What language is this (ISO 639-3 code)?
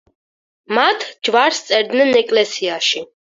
kat